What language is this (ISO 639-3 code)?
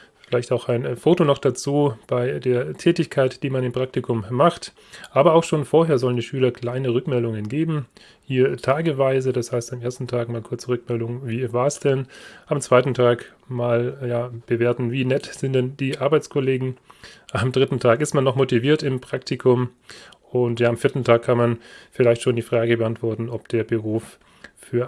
deu